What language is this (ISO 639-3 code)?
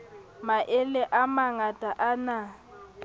sot